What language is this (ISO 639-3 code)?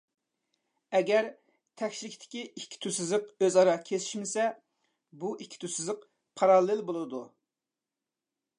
uig